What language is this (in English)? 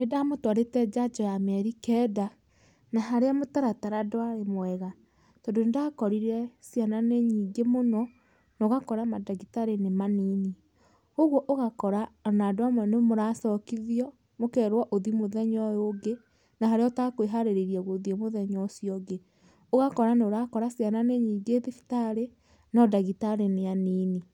Kikuyu